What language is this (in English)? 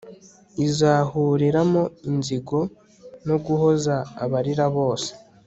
Kinyarwanda